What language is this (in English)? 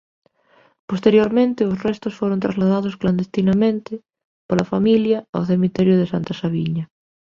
Galician